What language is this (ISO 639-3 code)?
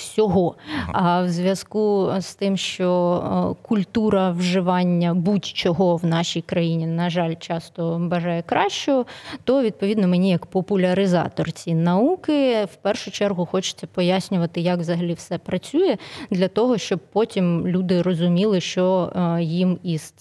ukr